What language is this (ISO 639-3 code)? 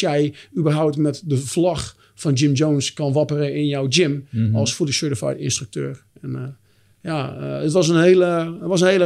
nld